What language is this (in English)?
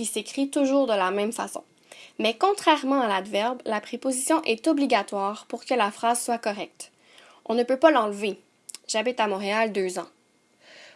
French